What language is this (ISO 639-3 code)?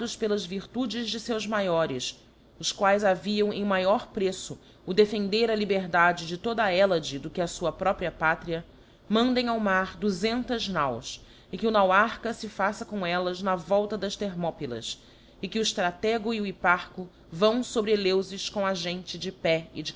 por